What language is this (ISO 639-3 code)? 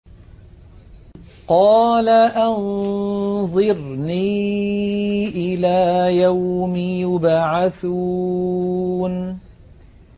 ara